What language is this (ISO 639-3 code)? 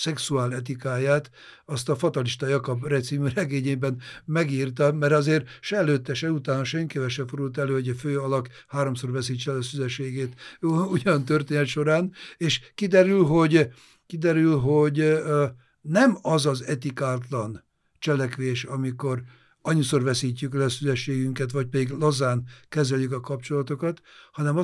hun